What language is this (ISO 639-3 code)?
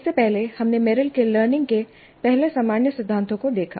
hin